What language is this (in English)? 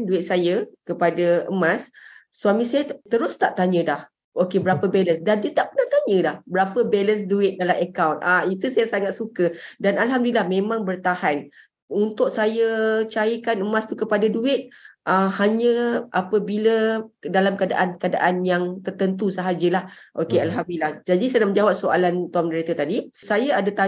Malay